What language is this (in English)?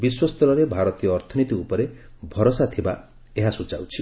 Odia